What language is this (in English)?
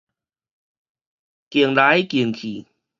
Min Nan Chinese